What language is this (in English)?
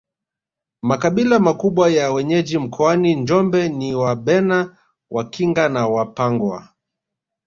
Swahili